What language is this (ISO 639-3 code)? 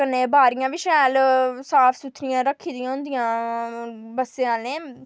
doi